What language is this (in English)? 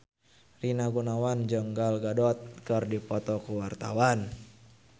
Sundanese